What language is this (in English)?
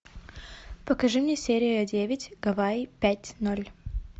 Russian